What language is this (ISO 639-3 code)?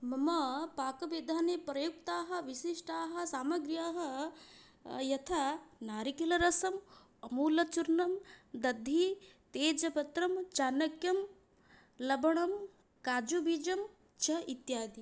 san